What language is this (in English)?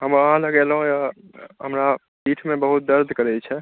Maithili